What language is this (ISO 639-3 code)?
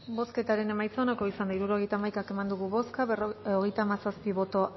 eus